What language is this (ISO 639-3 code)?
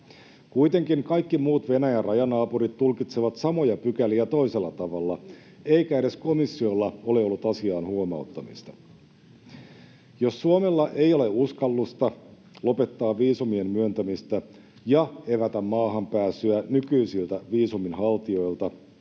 fin